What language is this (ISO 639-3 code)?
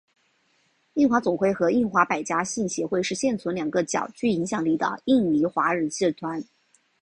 zho